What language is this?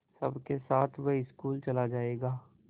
Hindi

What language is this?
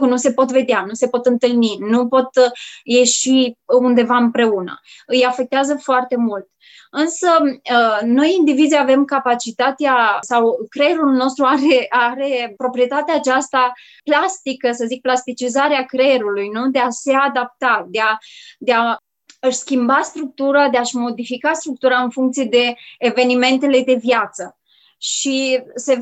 Romanian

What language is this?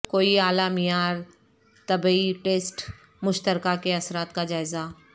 Urdu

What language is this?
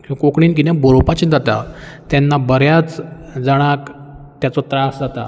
Konkani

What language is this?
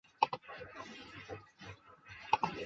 Chinese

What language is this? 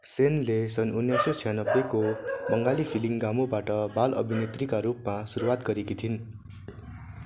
Nepali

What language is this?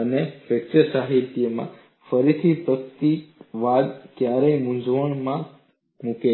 Gujarati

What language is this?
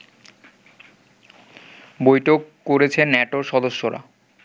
Bangla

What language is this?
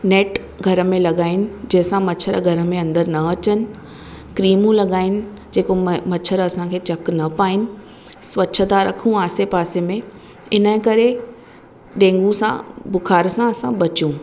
Sindhi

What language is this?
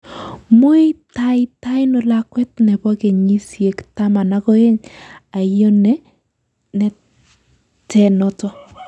Kalenjin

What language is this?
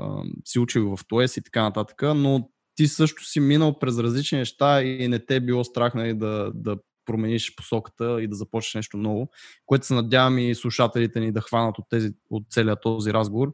Bulgarian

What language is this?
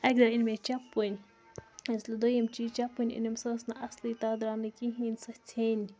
Kashmiri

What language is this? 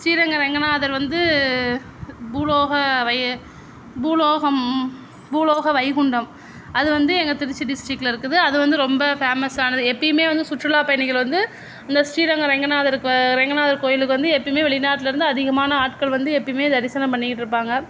Tamil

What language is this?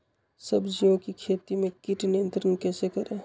Magahi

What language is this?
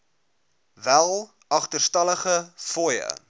Afrikaans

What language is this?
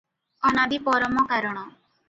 Odia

